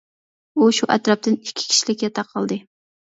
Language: Uyghur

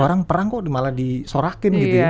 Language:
Indonesian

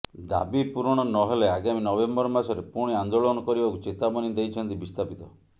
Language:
Odia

